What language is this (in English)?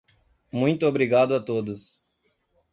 Portuguese